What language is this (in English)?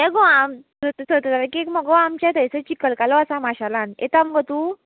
Konkani